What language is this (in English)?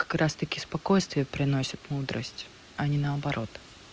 Russian